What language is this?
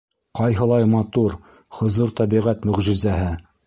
Bashkir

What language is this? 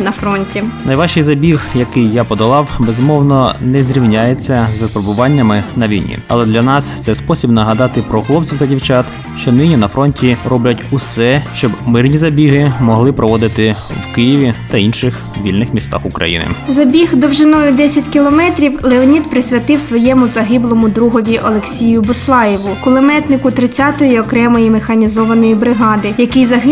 Ukrainian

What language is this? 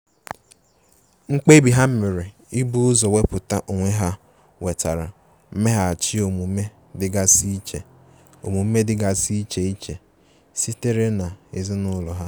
Igbo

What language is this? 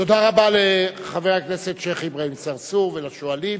Hebrew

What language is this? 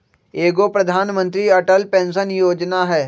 Magahi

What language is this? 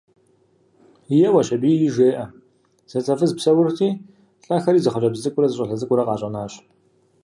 Kabardian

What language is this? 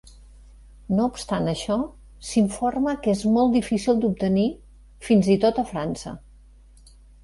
Catalan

